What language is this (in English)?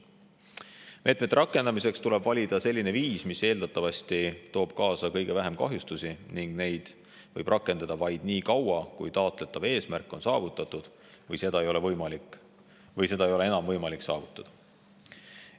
Estonian